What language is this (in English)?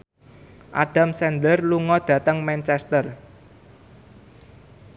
Javanese